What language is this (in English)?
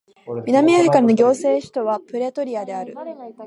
Japanese